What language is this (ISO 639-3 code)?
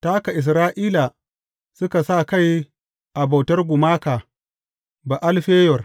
hau